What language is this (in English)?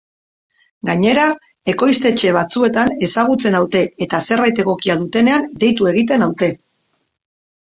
Basque